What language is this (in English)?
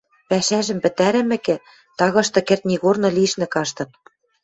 Western Mari